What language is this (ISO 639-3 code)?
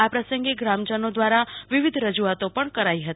guj